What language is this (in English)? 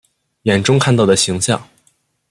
Chinese